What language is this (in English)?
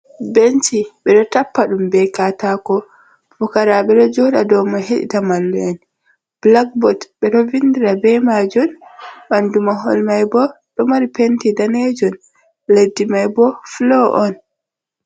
Fula